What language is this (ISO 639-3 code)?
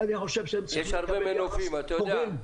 heb